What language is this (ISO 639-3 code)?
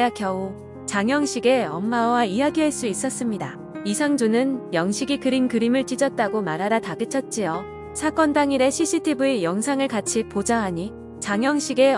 kor